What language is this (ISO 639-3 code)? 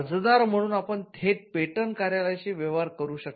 mar